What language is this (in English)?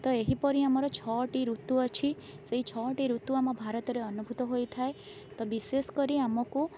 Odia